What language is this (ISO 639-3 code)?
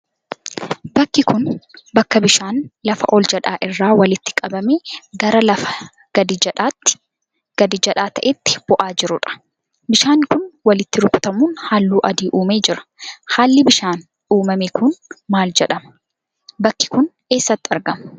orm